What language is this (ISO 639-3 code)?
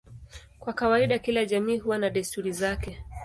swa